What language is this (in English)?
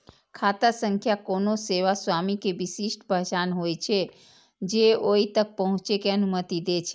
Maithili